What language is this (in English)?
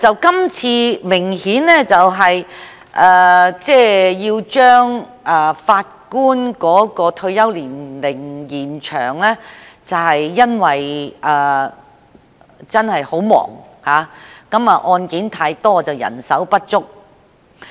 Cantonese